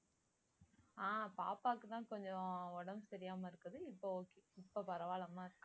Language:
Tamil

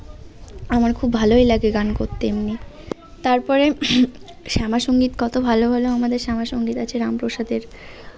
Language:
Bangla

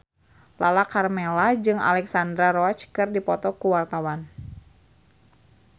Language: Sundanese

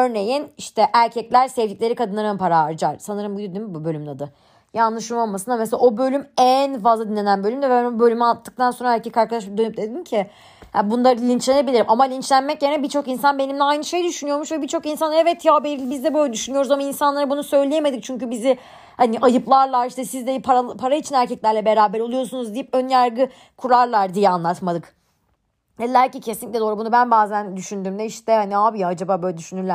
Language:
Turkish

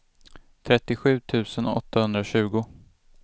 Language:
Swedish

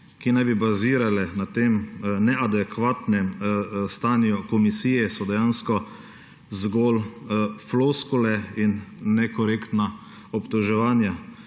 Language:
Slovenian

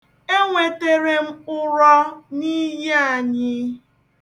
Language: Igbo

